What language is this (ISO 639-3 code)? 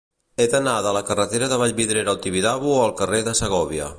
cat